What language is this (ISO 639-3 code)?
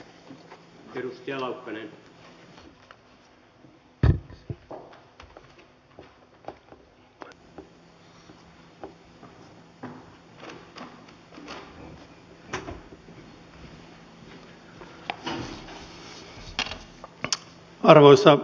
fin